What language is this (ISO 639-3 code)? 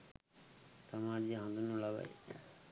sin